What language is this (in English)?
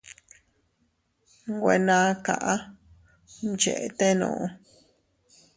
Teutila Cuicatec